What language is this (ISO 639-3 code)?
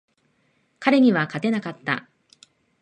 jpn